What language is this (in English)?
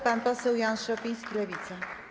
Polish